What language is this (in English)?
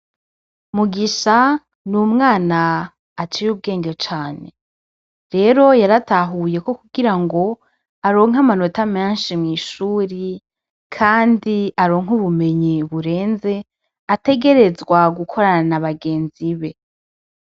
Rundi